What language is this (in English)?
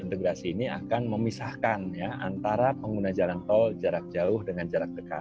Indonesian